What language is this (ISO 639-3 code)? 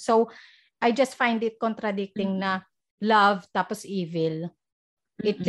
fil